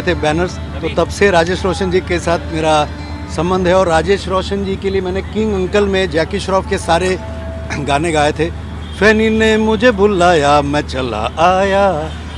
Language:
Hindi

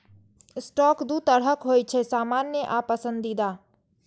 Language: Maithili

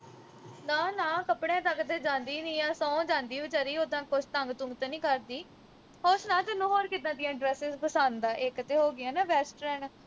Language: Punjabi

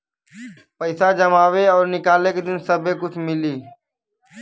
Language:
Bhojpuri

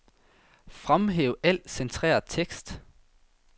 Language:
Danish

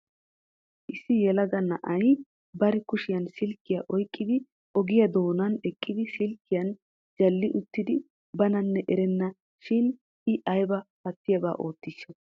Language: Wolaytta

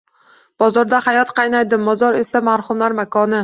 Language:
Uzbek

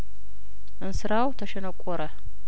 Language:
Amharic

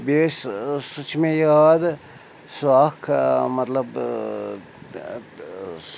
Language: Kashmiri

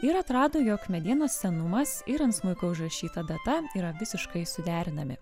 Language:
Lithuanian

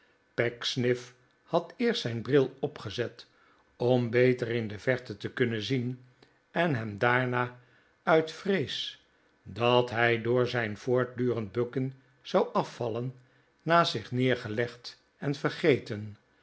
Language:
Dutch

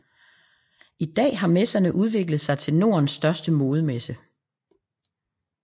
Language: Danish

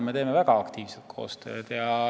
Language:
Estonian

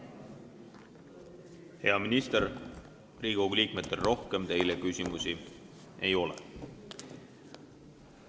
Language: Estonian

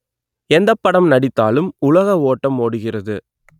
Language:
Tamil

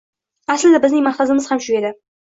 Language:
Uzbek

